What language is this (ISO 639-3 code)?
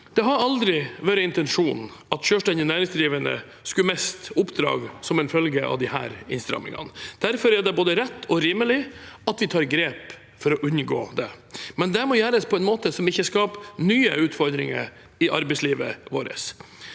nor